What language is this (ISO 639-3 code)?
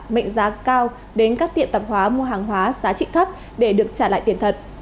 vie